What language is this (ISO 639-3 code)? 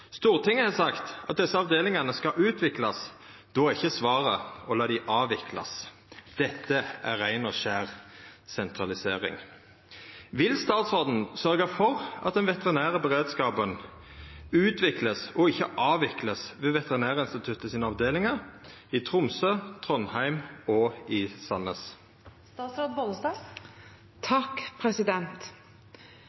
nno